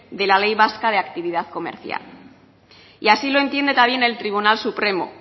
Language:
Spanish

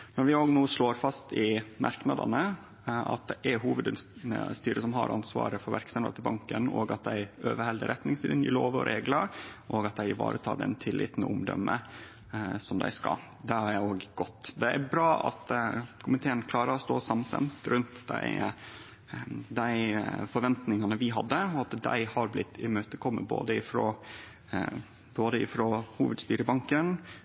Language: Norwegian Nynorsk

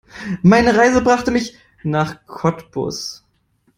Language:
German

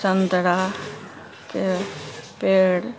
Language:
Maithili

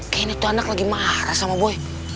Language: Indonesian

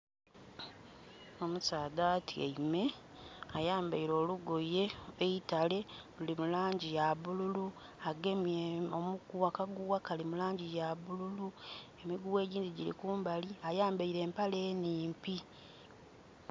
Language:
Soga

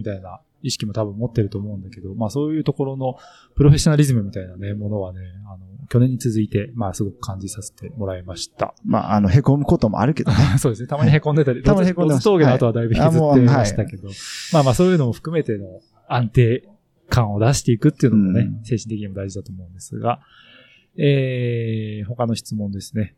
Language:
Japanese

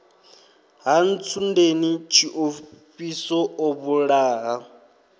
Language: Venda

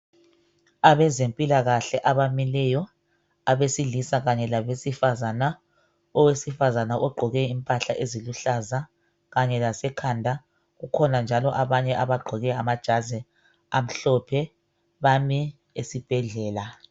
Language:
North Ndebele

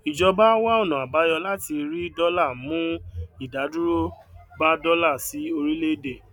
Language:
Yoruba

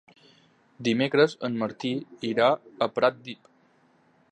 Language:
Catalan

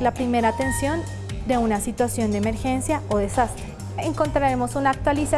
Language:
Spanish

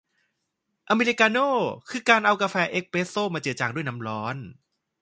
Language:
Thai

